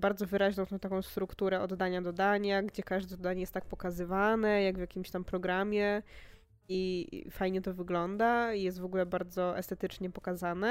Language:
Polish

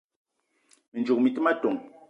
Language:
Eton (Cameroon)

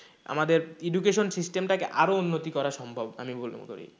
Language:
Bangla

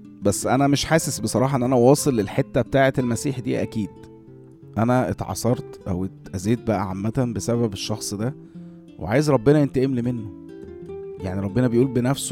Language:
Arabic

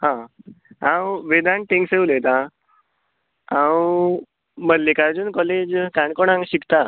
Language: Konkani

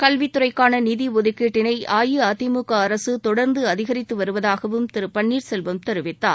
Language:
Tamil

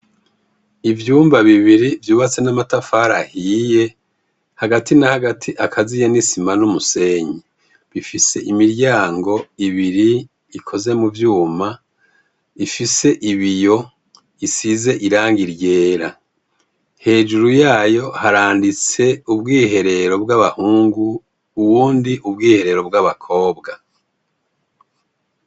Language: Rundi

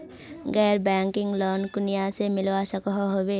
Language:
Magahi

